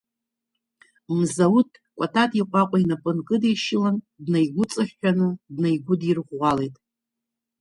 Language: Abkhazian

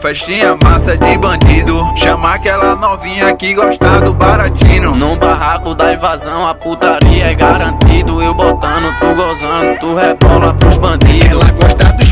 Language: Russian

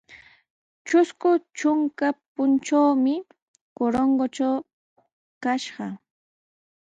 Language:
Sihuas Ancash Quechua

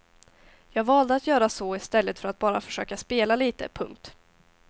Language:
Swedish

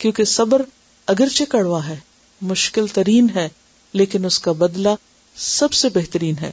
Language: Urdu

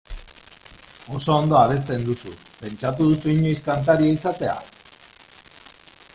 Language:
Basque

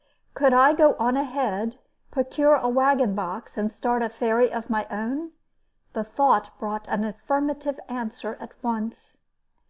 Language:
English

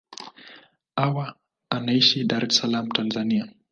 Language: Swahili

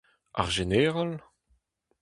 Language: Breton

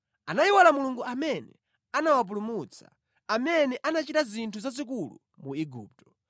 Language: Nyanja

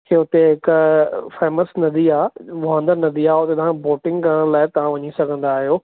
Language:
Sindhi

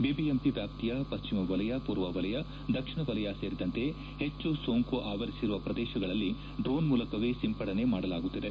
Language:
Kannada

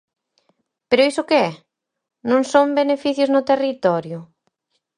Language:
Galician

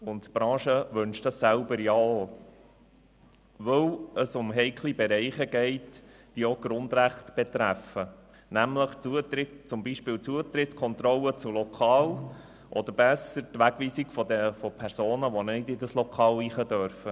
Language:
Swiss German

